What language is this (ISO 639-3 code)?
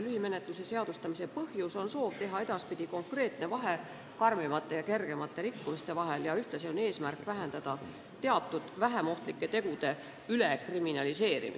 est